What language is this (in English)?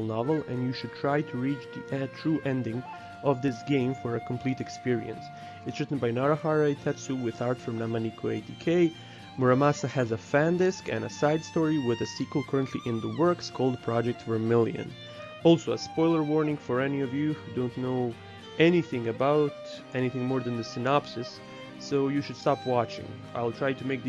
English